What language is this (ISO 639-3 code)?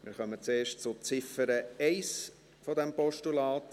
gsw